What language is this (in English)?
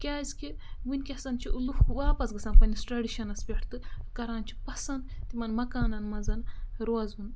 Kashmiri